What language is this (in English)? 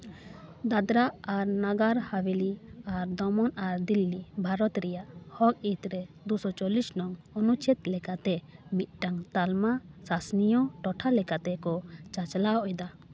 Santali